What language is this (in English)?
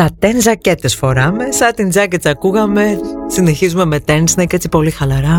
Greek